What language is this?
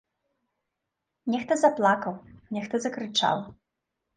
Belarusian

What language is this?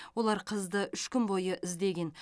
Kazakh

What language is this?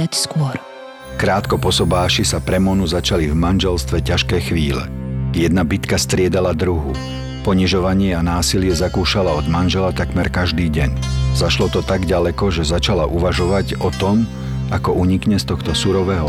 Slovak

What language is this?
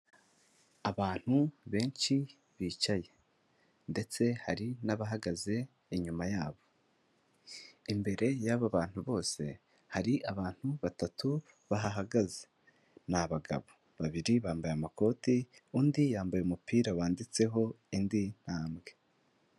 Kinyarwanda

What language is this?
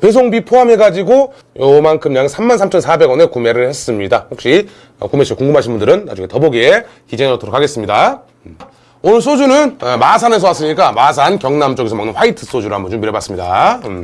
Korean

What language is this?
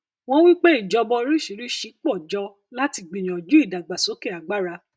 Yoruba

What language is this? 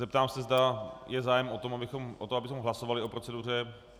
Czech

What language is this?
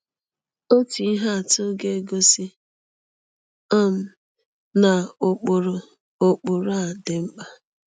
Igbo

